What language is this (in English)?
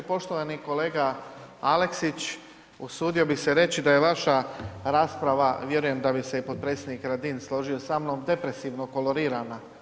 Croatian